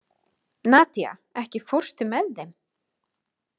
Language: Icelandic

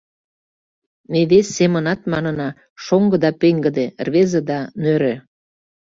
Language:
Mari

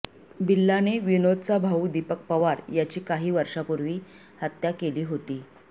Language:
Marathi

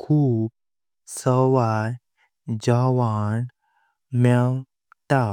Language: Konkani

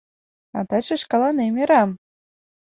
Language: Mari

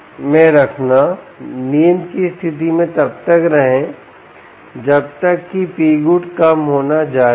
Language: Hindi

